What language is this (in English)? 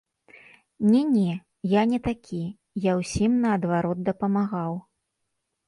Belarusian